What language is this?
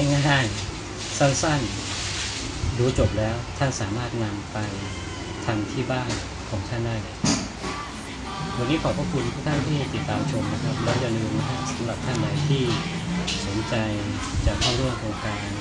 Thai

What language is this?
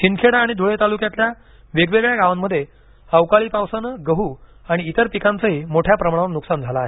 Marathi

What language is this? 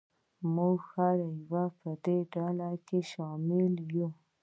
Pashto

